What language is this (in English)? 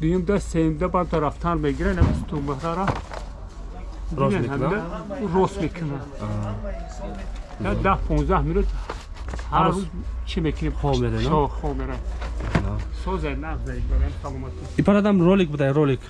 Turkish